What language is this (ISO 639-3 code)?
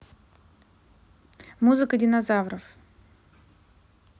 rus